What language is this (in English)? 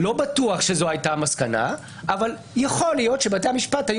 Hebrew